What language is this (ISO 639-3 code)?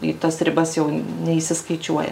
lit